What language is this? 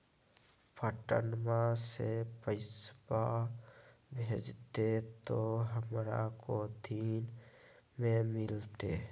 Magahi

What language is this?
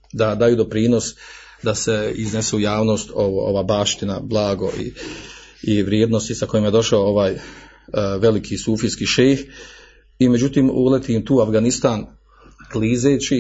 Croatian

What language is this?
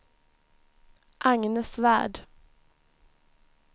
Swedish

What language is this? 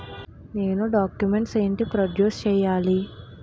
Telugu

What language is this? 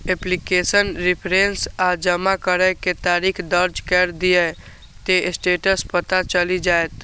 Maithili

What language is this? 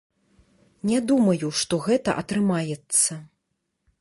Belarusian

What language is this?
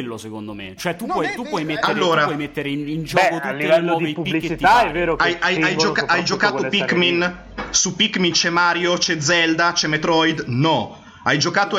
Italian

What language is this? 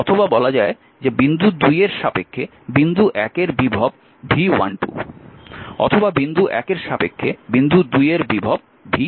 Bangla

